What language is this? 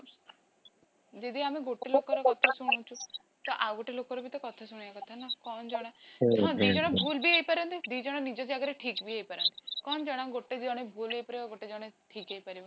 Odia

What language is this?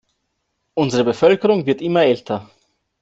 German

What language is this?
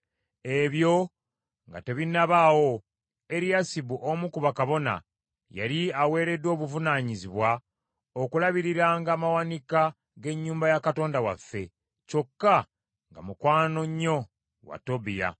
Ganda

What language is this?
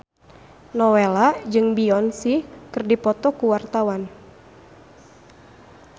Sundanese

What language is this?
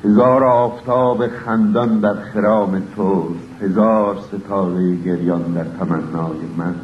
Persian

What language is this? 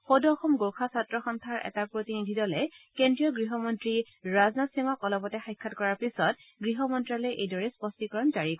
Assamese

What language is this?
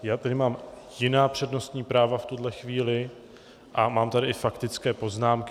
Czech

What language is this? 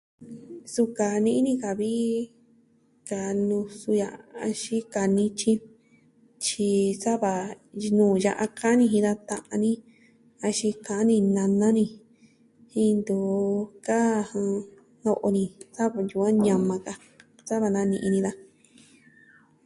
Southwestern Tlaxiaco Mixtec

